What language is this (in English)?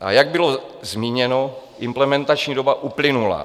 Czech